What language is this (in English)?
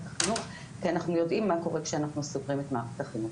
Hebrew